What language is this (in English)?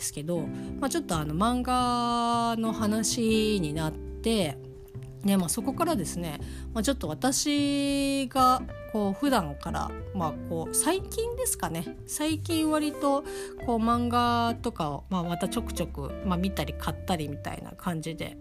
Japanese